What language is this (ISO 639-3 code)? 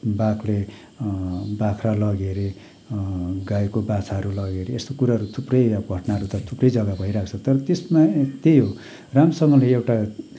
nep